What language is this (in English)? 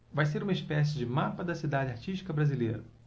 Portuguese